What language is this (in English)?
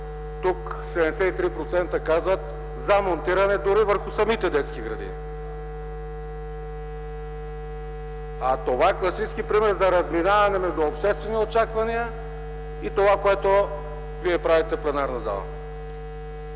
Bulgarian